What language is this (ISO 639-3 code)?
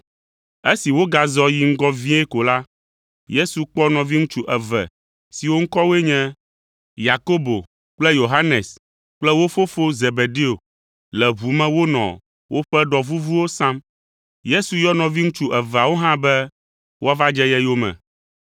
ewe